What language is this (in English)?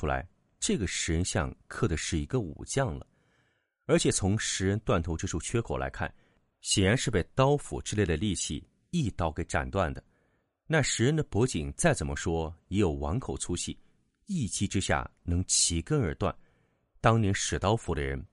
Chinese